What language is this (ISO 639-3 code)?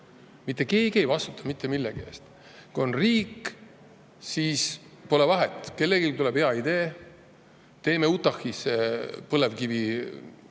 est